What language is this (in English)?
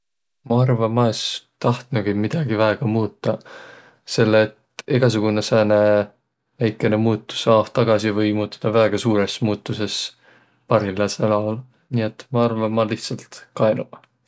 Võro